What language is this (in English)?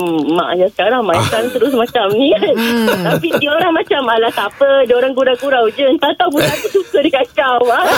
Malay